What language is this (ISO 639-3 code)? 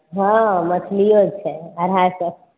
mai